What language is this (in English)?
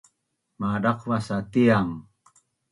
Bunun